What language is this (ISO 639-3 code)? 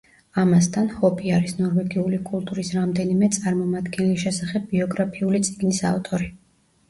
kat